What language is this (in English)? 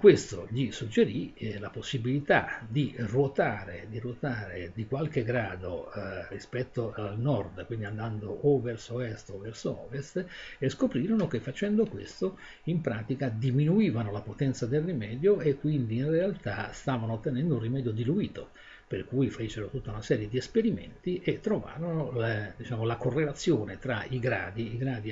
Italian